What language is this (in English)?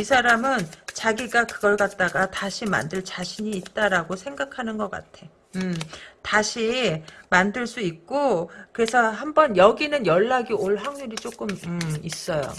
Korean